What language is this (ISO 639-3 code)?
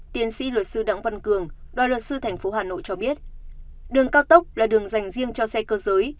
vie